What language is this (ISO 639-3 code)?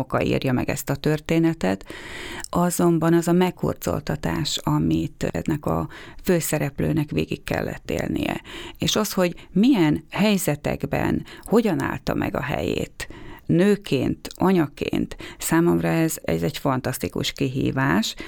hun